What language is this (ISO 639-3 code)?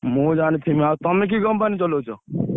ori